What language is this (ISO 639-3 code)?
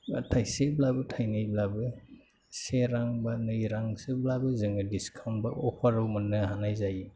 brx